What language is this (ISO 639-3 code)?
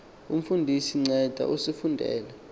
xho